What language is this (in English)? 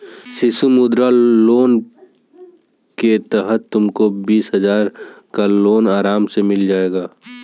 Hindi